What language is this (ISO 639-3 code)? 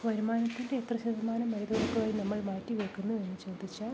mal